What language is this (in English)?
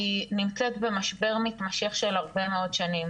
Hebrew